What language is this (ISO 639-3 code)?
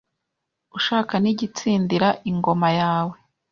kin